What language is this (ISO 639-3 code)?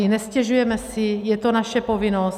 ces